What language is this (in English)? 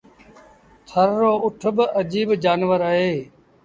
Sindhi Bhil